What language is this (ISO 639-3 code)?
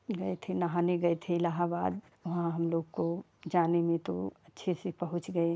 hin